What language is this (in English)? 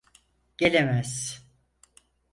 Turkish